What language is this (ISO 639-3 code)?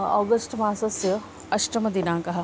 san